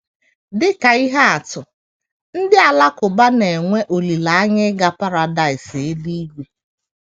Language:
Igbo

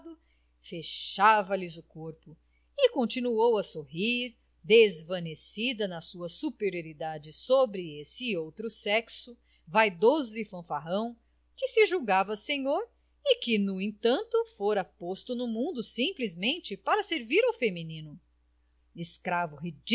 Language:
Portuguese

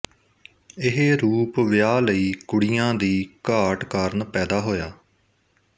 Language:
Punjabi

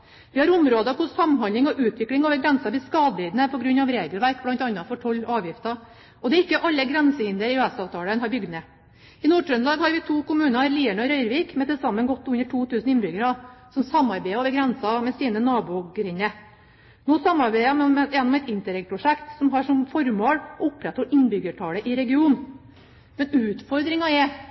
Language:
Norwegian Bokmål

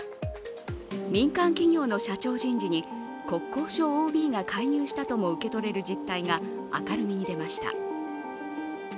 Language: Japanese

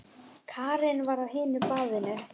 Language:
Icelandic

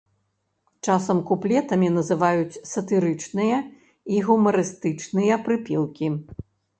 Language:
Belarusian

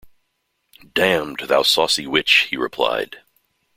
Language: English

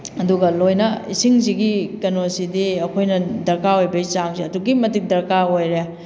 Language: Manipuri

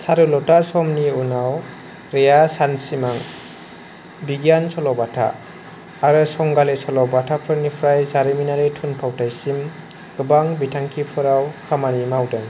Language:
Bodo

